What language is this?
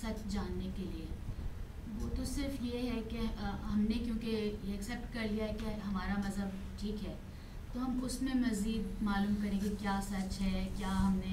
Urdu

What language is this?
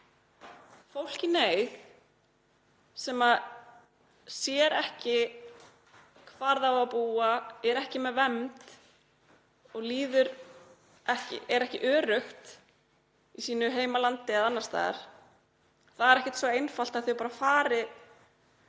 Icelandic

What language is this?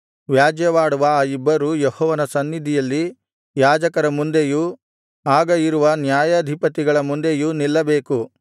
Kannada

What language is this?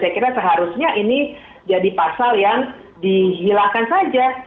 Indonesian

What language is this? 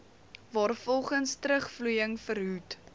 Afrikaans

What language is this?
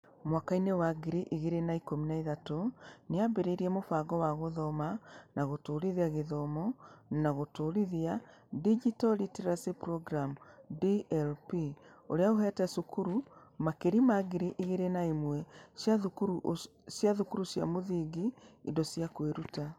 Kikuyu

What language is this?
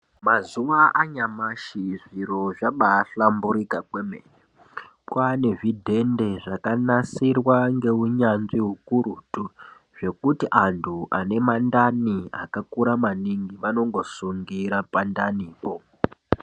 Ndau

